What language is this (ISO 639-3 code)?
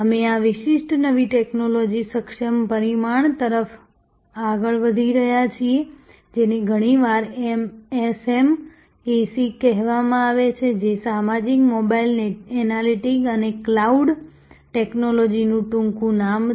guj